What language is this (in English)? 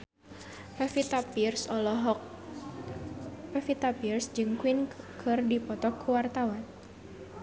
Sundanese